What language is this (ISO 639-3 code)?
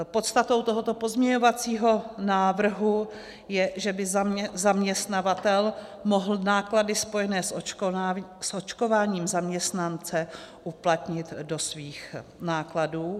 ces